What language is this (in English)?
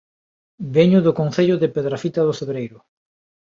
Galician